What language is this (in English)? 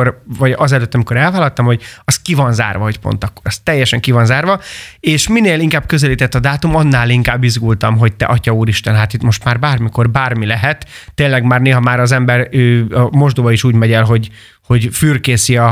Hungarian